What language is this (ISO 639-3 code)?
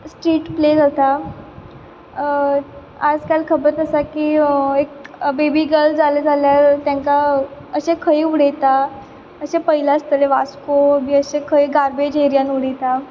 kok